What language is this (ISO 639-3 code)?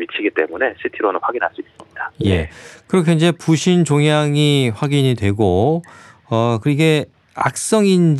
kor